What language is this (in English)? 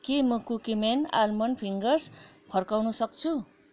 Nepali